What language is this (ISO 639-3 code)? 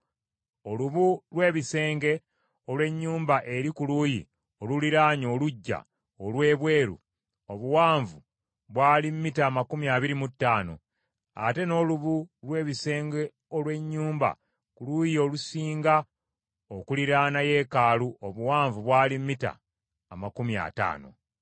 lug